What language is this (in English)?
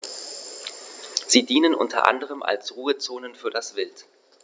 German